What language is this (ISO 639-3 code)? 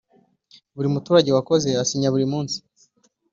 kin